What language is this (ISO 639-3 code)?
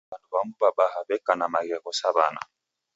dav